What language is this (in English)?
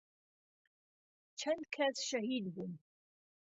Central Kurdish